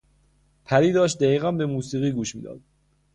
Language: Persian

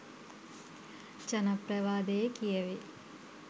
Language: Sinhala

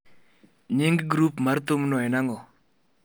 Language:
Luo (Kenya and Tanzania)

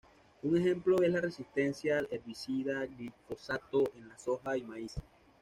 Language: Spanish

